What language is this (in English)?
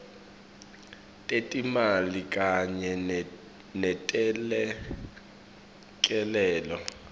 Swati